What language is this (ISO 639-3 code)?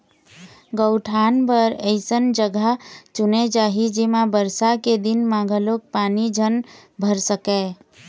hne